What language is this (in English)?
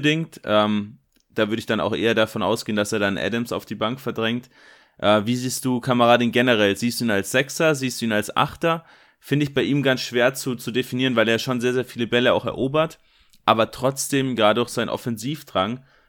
German